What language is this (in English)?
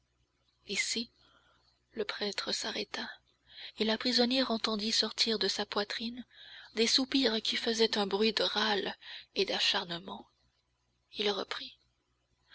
French